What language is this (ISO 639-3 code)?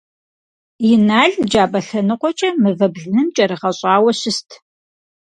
kbd